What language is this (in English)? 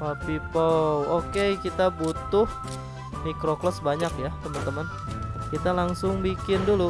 Indonesian